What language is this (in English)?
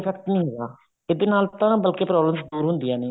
Punjabi